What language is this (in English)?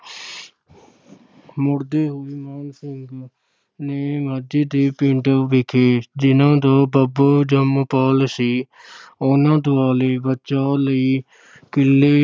Punjabi